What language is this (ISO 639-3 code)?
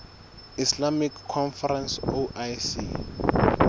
sot